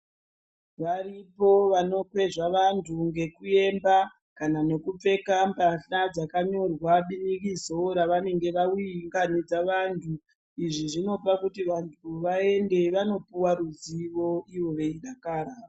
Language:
Ndau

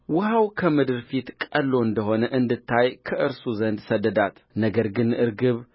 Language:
Amharic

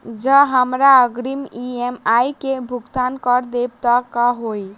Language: Maithili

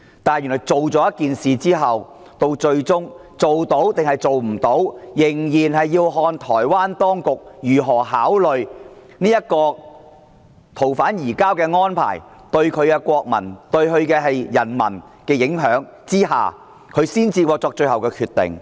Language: Cantonese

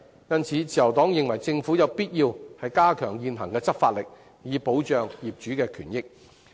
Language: Cantonese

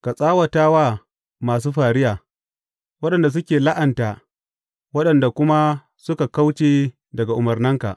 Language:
Hausa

